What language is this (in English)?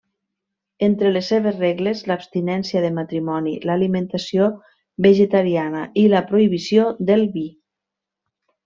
Catalan